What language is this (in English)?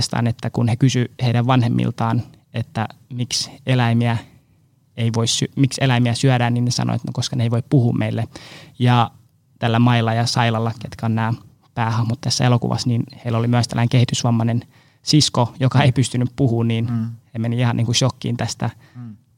Finnish